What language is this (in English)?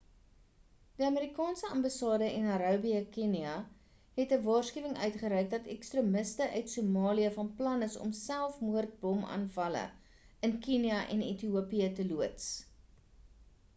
Afrikaans